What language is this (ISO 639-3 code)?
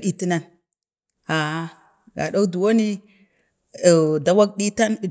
bde